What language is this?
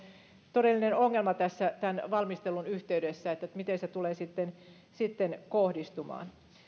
Finnish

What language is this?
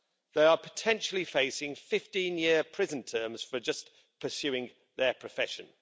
English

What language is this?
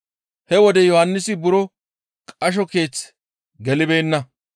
Gamo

